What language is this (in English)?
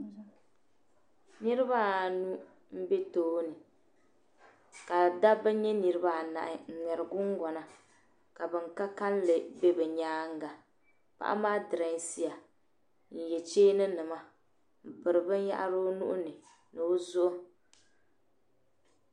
Dagbani